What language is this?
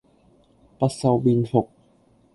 Cantonese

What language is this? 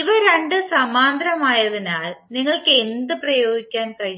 Malayalam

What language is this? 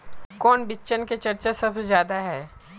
Magahi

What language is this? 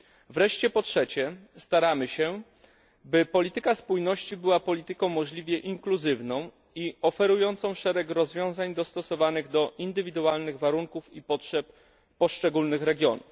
Polish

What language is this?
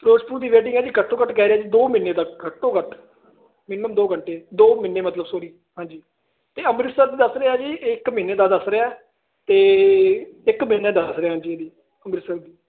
Punjabi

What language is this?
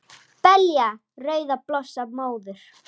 Icelandic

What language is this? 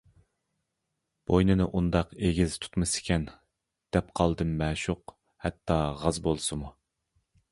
Uyghur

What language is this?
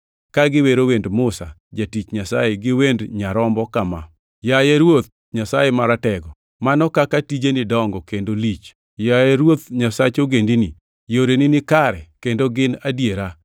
Luo (Kenya and Tanzania)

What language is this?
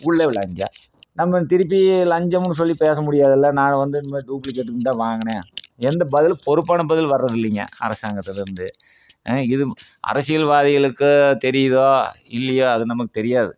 Tamil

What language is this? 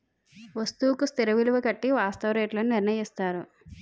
Telugu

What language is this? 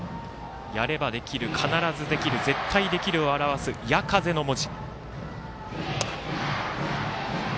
Japanese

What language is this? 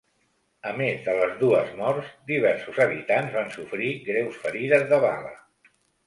Catalan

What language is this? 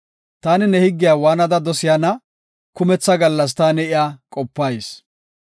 Gofa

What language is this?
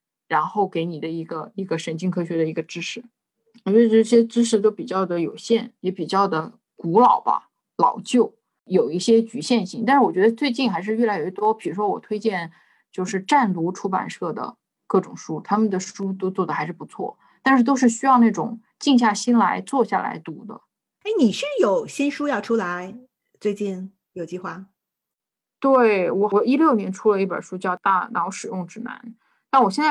Chinese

